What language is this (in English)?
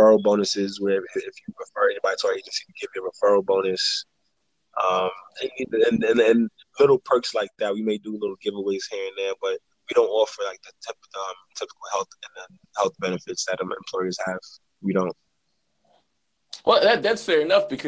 English